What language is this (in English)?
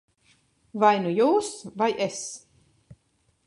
Latvian